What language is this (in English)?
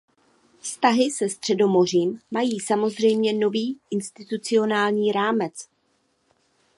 Czech